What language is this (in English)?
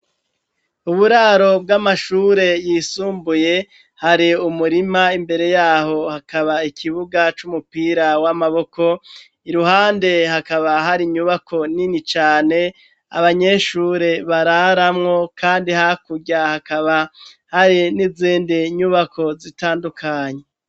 Rundi